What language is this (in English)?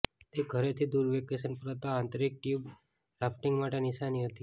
Gujarati